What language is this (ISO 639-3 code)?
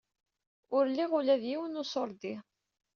kab